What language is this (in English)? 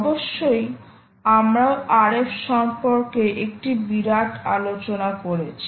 Bangla